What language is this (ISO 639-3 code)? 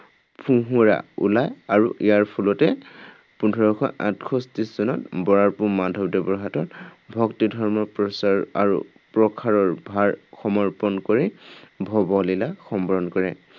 asm